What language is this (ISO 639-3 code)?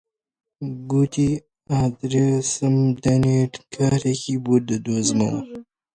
ckb